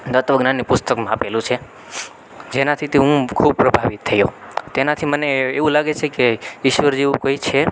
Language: Gujarati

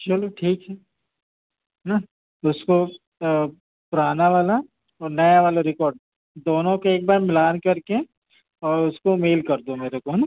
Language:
Hindi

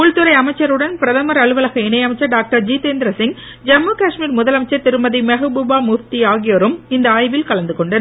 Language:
Tamil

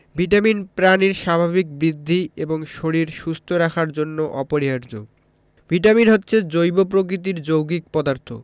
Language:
Bangla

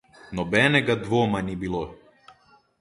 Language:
Slovenian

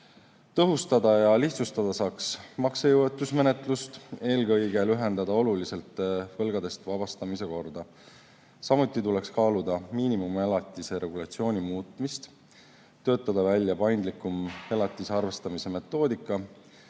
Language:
Estonian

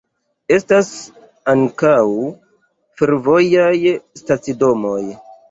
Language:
Esperanto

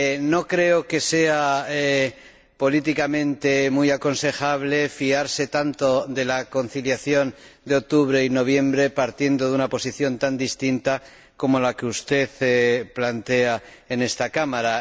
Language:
Spanish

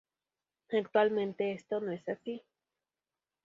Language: Spanish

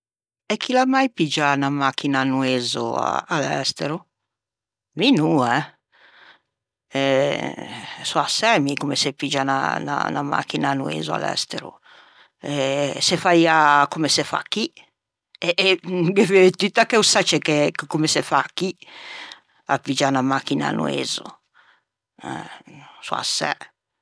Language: Ligurian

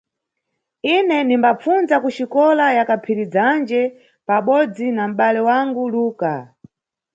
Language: Nyungwe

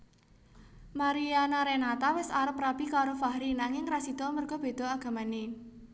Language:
Javanese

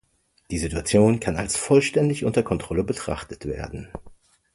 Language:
German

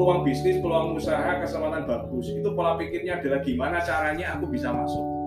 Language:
Indonesian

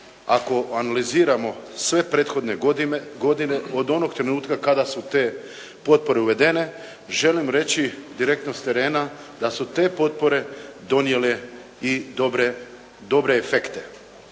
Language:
Croatian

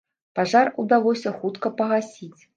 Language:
Belarusian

